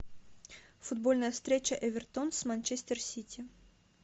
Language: Russian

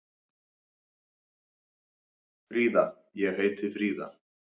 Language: Icelandic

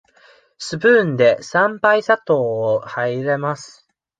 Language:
Japanese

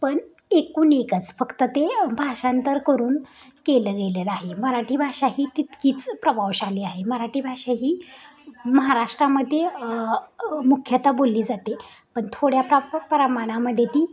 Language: Marathi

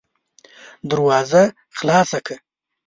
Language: Pashto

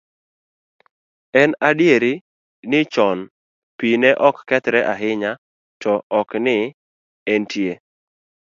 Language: Luo (Kenya and Tanzania)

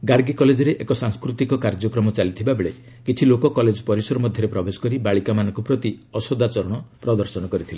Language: Odia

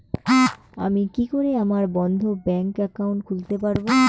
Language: Bangla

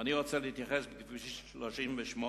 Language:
Hebrew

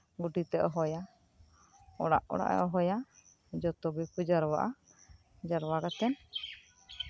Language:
Santali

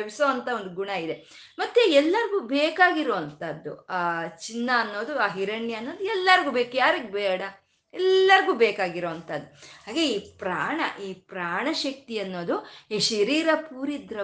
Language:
Kannada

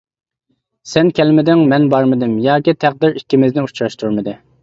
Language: Uyghur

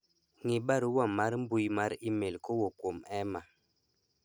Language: Luo (Kenya and Tanzania)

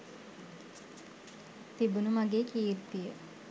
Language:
Sinhala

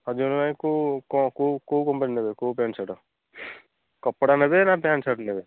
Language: Odia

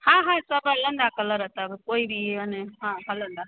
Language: Sindhi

